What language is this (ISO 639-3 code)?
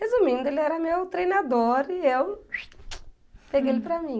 por